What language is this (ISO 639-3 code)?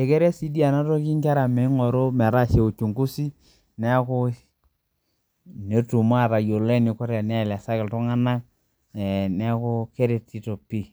mas